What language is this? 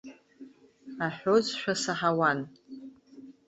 Abkhazian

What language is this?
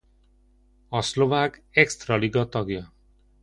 Hungarian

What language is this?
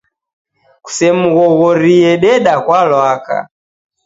Taita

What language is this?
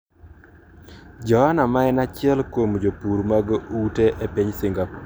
Luo (Kenya and Tanzania)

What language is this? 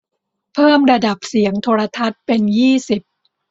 Thai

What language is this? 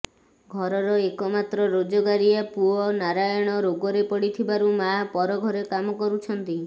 Odia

